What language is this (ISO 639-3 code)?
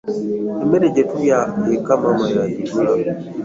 lug